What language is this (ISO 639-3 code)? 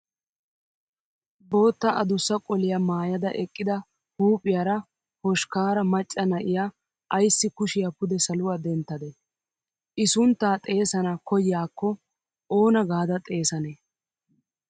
wal